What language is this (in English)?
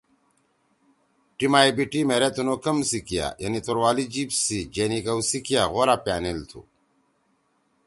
Torwali